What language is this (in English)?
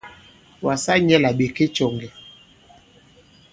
Bankon